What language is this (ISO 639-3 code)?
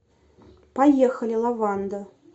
rus